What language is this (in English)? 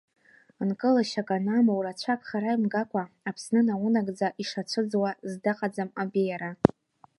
Abkhazian